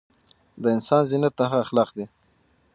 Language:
Pashto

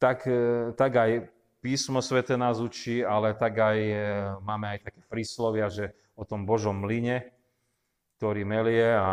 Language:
Slovak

